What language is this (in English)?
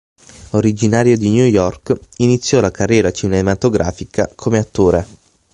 Italian